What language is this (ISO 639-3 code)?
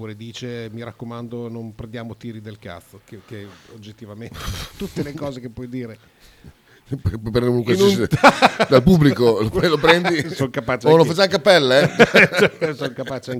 ita